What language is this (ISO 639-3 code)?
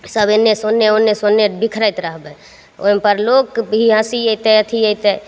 mai